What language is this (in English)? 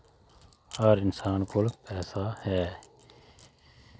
Dogri